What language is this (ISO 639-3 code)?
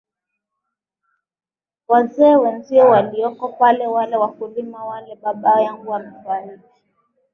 swa